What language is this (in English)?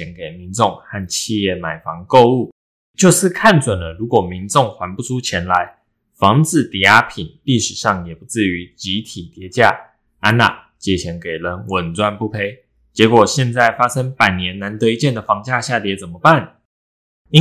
Chinese